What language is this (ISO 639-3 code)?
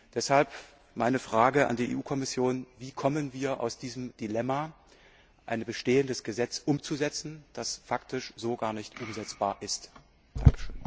deu